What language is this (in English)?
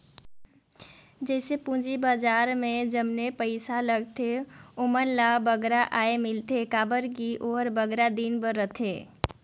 Chhattisgarhi